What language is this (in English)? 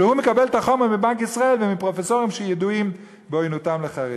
Hebrew